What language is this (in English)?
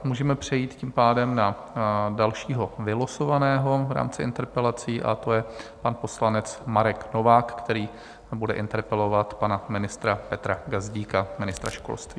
Czech